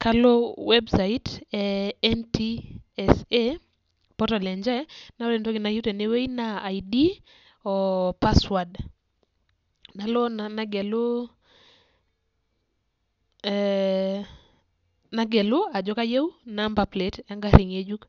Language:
Masai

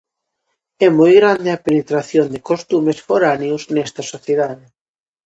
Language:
Galician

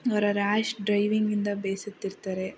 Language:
Kannada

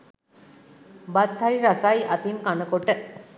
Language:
Sinhala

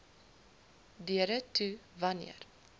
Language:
Afrikaans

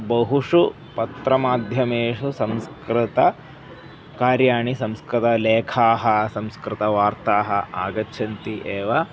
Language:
Sanskrit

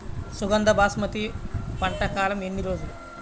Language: Telugu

